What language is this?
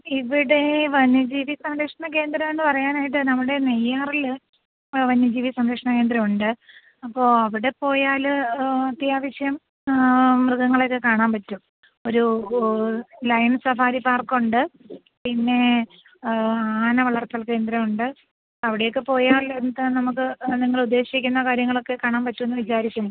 Malayalam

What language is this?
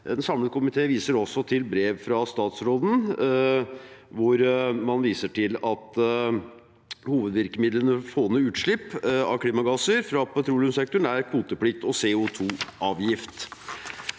Norwegian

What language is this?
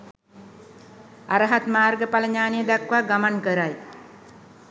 Sinhala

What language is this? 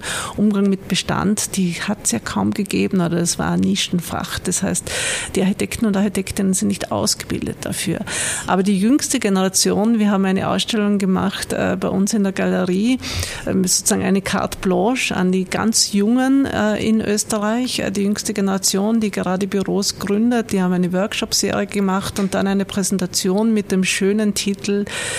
German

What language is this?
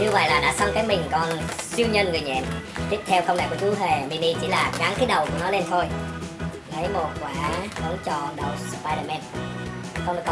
Vietnamese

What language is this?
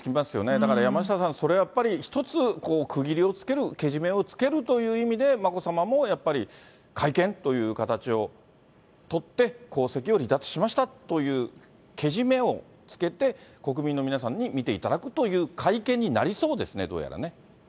Japanese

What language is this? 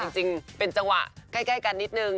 Thai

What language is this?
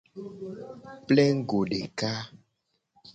Gen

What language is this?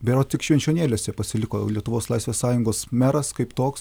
Lithuanian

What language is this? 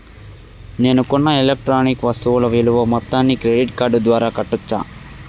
Telugu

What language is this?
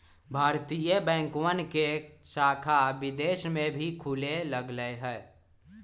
Magahi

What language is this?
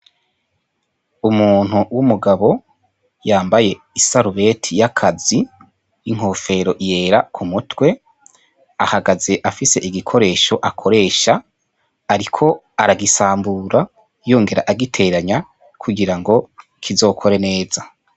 Rundi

